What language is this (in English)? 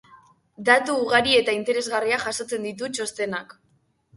Basque